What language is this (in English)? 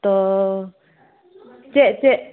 Santali